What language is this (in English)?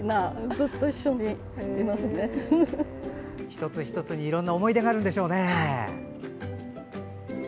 Japanese